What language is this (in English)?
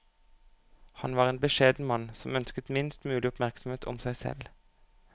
Norwegian